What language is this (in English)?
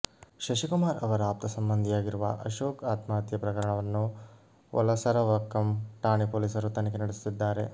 Kannada